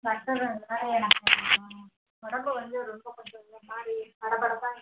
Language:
Tamil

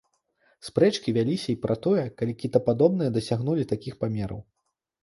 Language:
Belarusian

